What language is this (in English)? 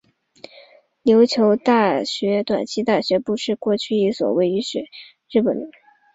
Chinese